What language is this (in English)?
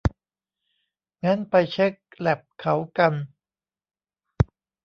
Thai